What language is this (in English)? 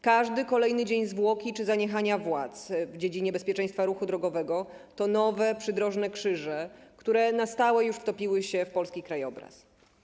Polish